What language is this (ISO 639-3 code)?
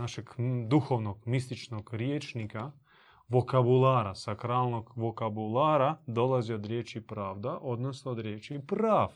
hrv